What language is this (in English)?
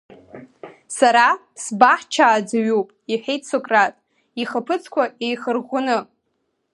Abkhazian